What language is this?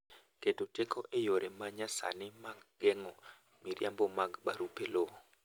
Luo (Kenya and Tanzania)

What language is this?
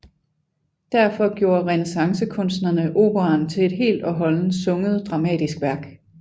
Danish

